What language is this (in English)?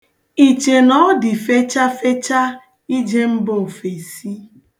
Igbo